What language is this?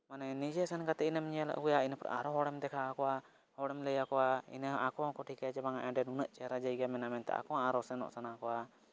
Santali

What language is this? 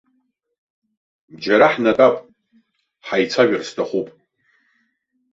Abkhazian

